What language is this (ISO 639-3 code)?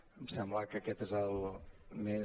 cat